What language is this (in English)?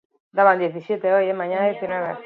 Basque